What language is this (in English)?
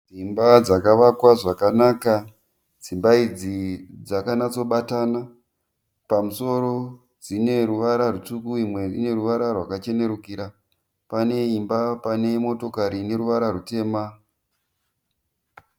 Shona